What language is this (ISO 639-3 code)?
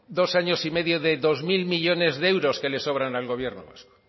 spa